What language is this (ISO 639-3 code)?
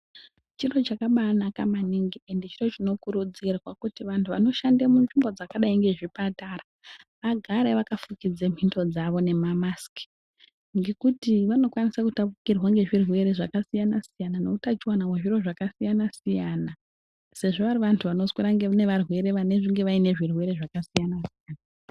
ndc